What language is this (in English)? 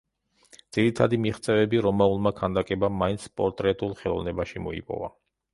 Georgian